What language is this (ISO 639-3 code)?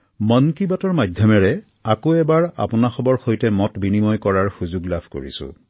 asm